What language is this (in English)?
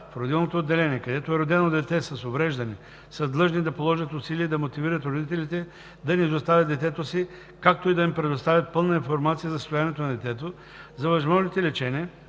Bulgarian